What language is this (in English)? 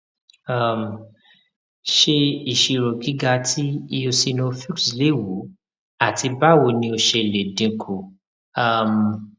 Yoruba